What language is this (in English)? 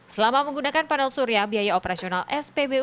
Indonesian